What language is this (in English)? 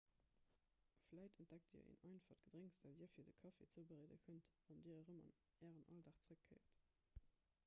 Luxembourgish